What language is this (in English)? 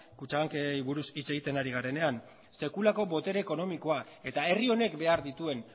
Basque